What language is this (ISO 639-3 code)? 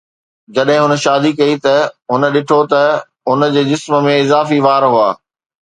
snd